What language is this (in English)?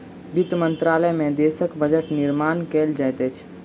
Maithili